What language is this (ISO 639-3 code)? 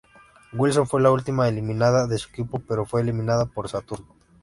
spa